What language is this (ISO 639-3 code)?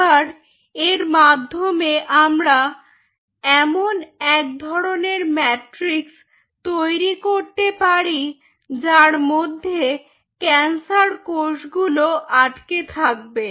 ben